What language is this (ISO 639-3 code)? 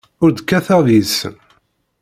kab